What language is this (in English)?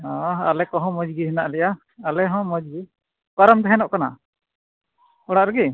Santali